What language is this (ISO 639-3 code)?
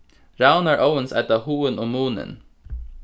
fao